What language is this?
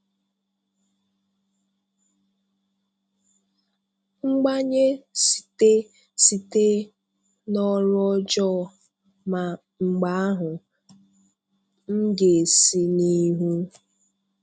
Igbo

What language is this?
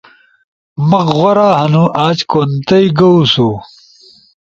Ushojo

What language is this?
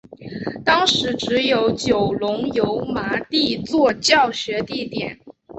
Chinese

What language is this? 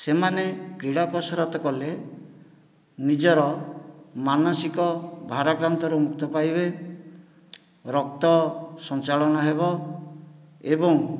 Odia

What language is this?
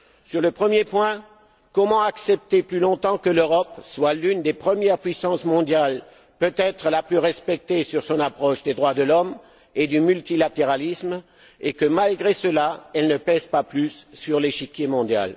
French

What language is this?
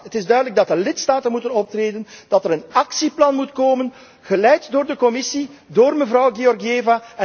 Dutch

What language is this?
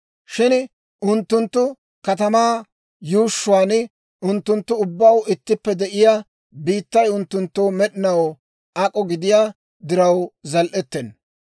Dawro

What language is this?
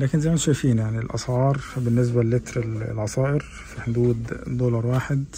Arabic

